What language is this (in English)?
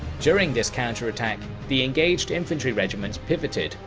English